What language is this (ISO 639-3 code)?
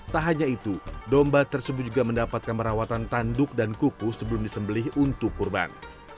ind